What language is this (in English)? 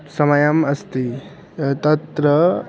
Sanskrit